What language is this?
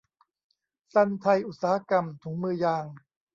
Thai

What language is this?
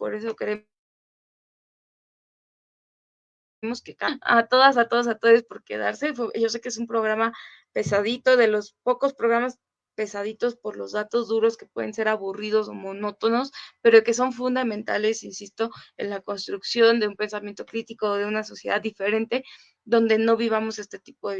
Spanish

